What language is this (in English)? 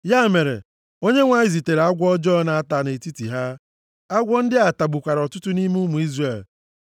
Igbo